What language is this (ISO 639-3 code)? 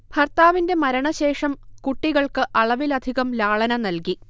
mal